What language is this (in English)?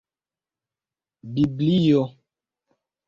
Esperanto